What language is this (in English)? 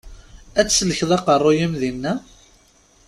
Kabyle